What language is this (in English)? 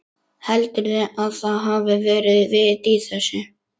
Icelandic